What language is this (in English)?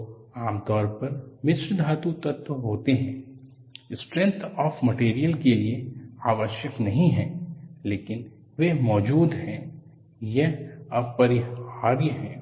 Hindi